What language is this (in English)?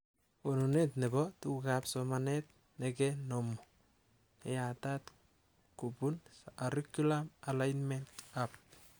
Kalenjin